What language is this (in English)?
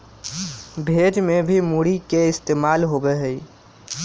Magahi